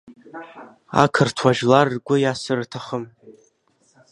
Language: Abkhazian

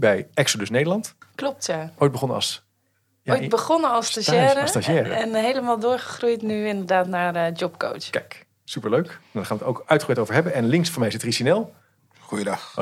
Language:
Dutch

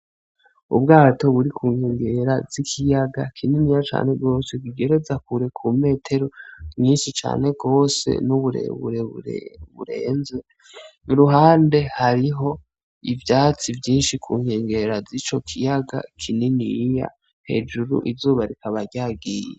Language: Rundi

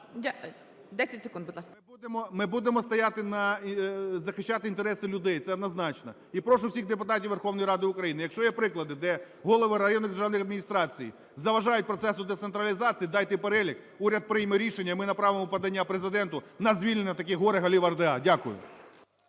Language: Ukrainian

